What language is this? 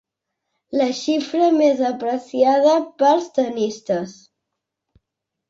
Catalan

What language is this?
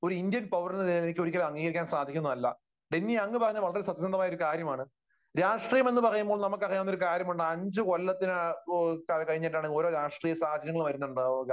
Malayalam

